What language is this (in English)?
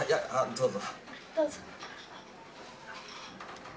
Japanese